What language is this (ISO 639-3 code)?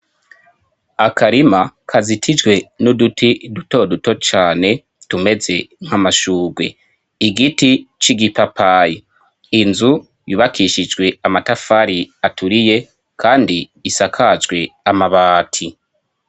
run